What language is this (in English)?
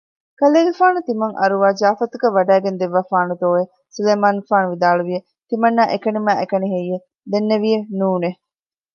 Divehi